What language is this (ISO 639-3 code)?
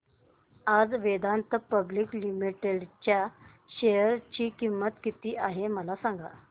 mar